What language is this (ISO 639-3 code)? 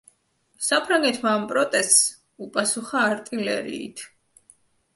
kat